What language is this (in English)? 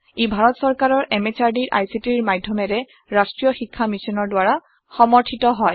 Assamese